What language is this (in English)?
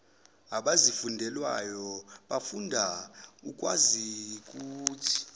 Zulu